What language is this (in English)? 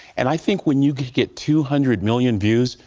English